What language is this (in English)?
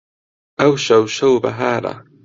Central Kurdish